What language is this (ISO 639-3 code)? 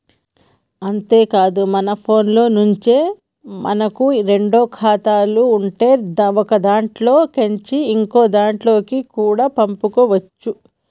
tel